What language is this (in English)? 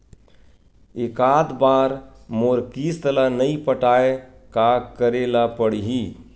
Chhattisgarhi